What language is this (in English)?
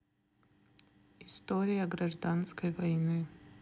Russian